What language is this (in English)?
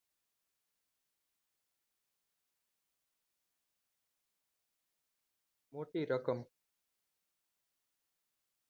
Gujarati